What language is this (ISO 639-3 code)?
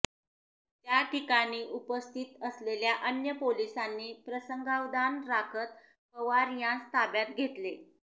mar